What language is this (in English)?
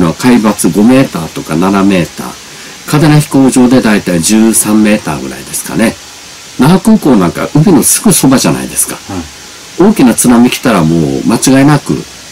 Japanese